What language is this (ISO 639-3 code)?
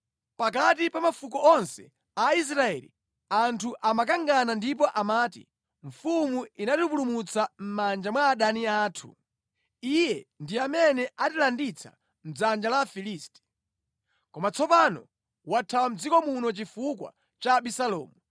nya